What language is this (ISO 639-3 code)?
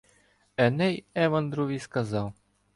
ukr